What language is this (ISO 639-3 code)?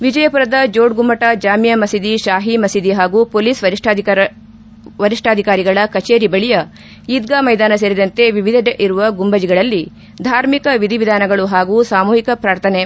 kan